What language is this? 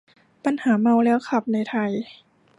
Thai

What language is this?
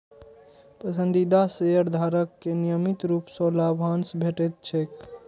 Maithili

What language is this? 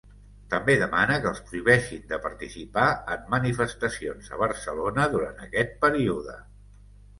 Catalan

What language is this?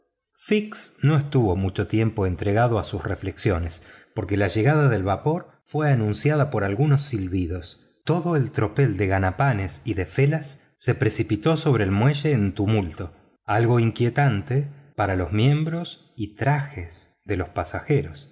Spanish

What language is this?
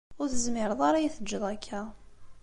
Kabyle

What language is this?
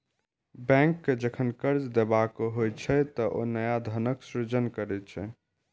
Maithili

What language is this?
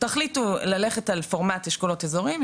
Hebrew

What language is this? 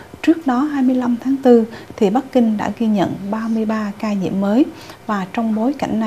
Vietnamese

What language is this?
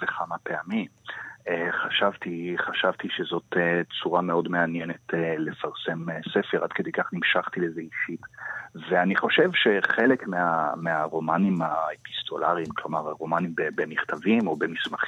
Hebrew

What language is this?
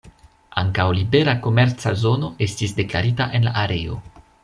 Esperanto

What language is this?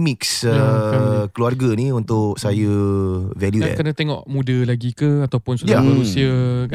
Malay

